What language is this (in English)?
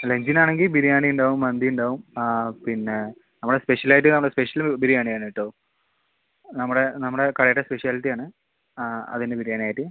Malayalam